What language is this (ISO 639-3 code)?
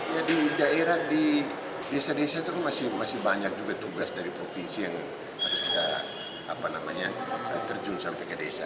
ind